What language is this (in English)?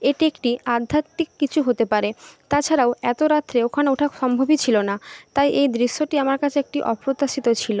Bangla